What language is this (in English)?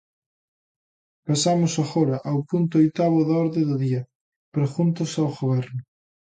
Galician